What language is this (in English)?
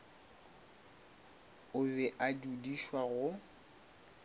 Northern Sotho